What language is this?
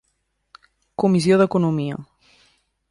Catalan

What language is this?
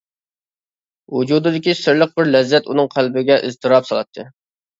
Uyghur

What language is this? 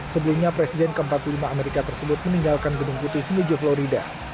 Indonesian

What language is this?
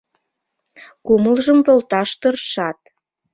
Mari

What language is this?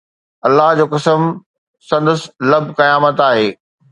Sindhi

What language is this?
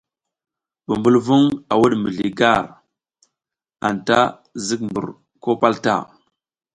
South Giziga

